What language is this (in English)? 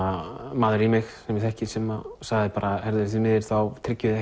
Icelandic